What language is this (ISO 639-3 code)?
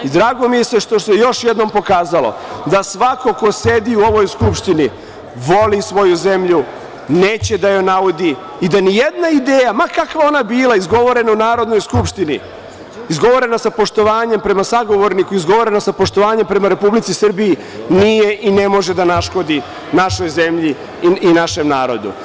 srp